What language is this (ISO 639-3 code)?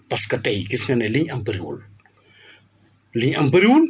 wol